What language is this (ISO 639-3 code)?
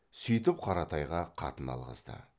kaz